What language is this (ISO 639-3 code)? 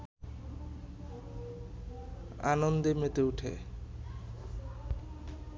ben